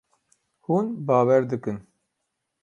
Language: Kurdish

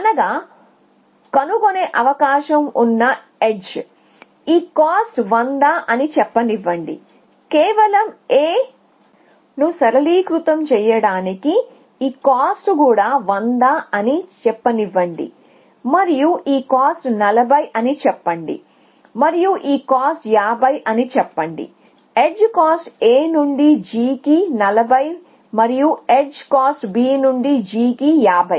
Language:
Telugu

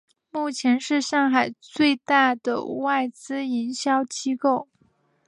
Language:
Chinese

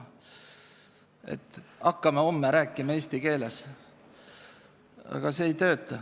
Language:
Estonian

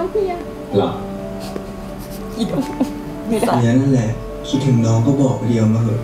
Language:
Thai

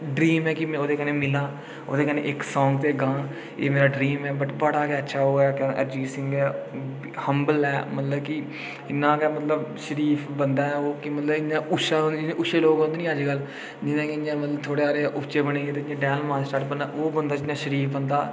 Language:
Dogri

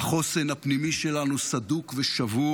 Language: Hebrew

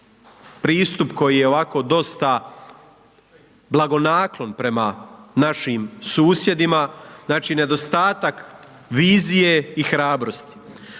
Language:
Croatian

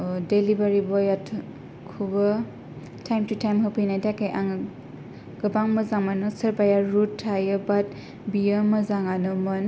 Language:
Bodo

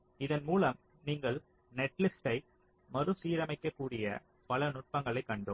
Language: Tamil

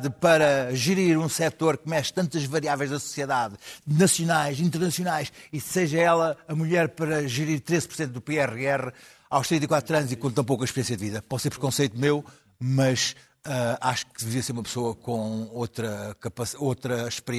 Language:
Portuguese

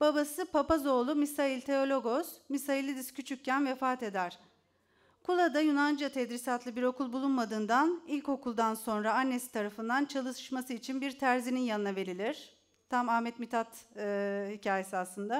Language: Turkish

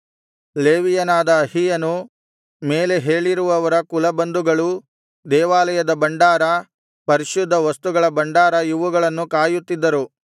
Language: Kannada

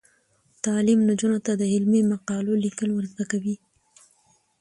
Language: Pashto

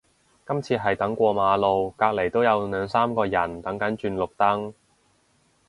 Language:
Cantonese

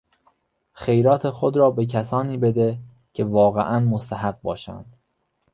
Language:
Persian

